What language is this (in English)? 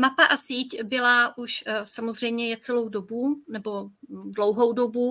Czech